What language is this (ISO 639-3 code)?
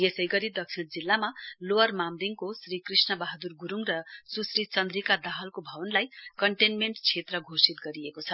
nep